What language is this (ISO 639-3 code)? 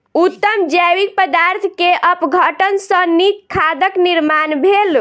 mai